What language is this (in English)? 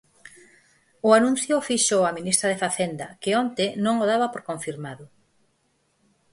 Galician